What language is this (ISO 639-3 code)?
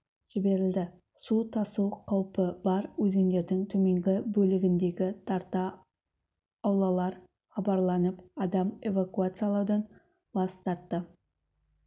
kaz